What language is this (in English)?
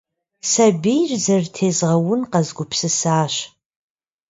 Kabardian